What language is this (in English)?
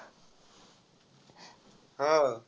Marathi